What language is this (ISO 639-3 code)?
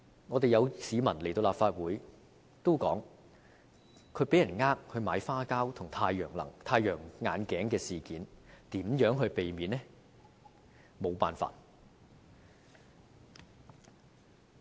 yue